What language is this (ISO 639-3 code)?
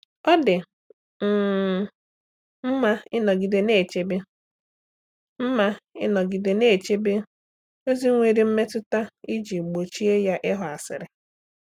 ibo